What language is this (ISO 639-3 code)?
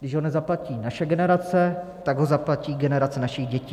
ces